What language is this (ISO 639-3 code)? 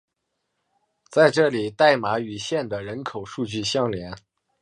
zho